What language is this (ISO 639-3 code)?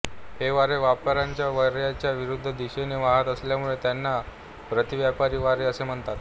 mar